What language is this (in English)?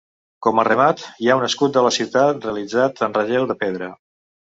Catalan